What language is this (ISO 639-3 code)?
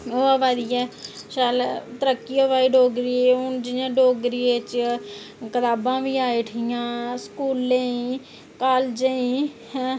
doi